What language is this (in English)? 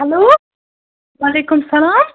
Kashmiri